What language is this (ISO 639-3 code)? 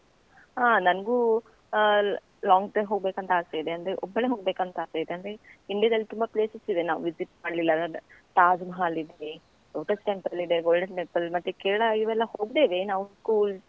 kan